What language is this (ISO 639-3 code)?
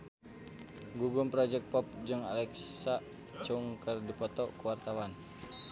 sun